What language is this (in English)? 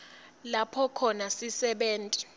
Swati